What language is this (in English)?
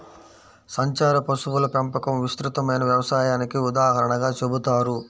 Telugu